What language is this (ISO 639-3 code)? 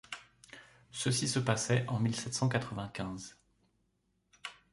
fra